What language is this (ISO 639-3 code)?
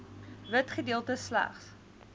afr